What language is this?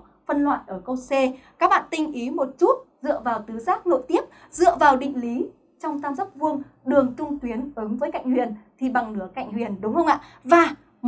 Vietnamese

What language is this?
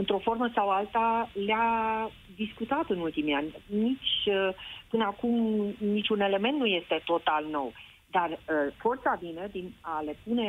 Romanian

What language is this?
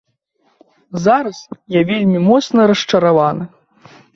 Belarusian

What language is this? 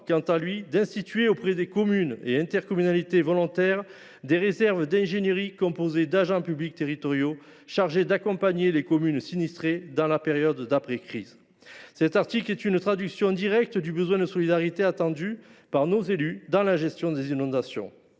French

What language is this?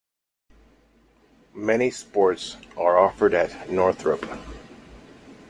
English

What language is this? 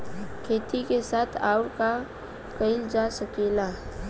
Bhojpuri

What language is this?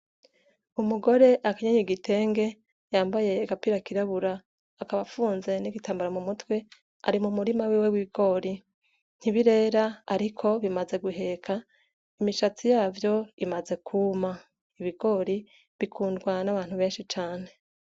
Rundi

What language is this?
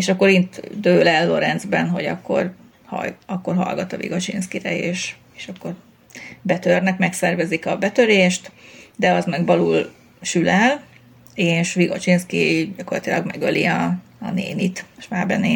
Hungarian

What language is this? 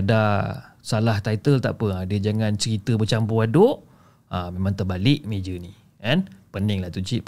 Malay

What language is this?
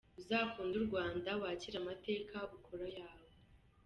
Kinyarwanda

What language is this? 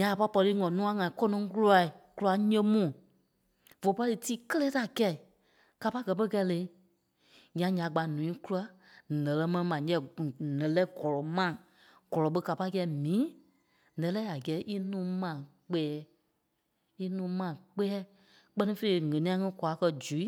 Kpelle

